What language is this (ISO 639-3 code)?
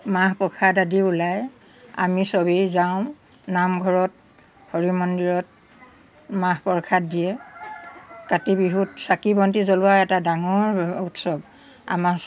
asm